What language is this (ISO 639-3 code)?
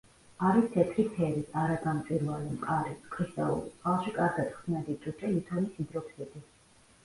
kat